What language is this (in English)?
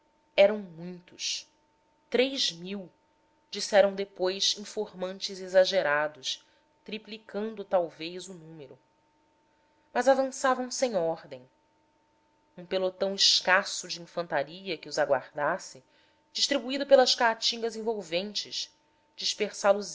Portuguese